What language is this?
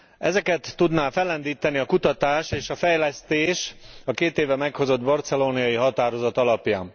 Hungarian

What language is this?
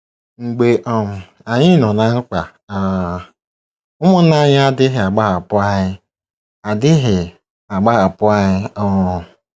Igbo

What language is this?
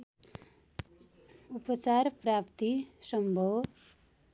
Nepali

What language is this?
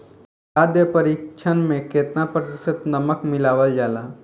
Bhojpuri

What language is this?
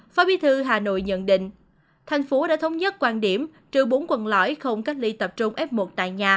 Vietnamese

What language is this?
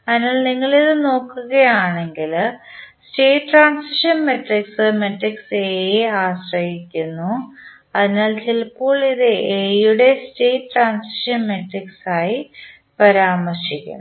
Malayalam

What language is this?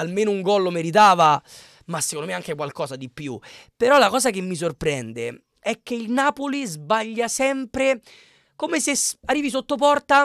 Italian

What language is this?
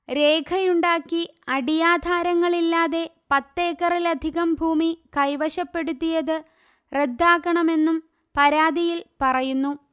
Malayalam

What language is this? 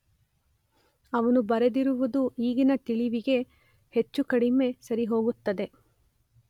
Kannada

